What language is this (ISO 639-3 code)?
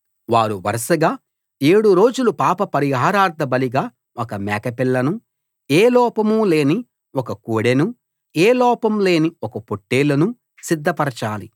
tel